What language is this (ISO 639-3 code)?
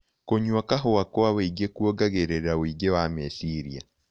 kik